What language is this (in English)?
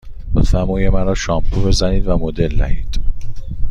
Persian